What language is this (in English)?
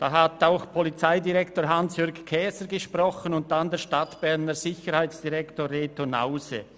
Swiss German